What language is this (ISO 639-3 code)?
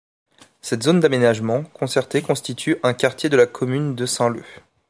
fra